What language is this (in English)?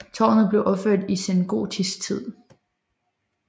Danish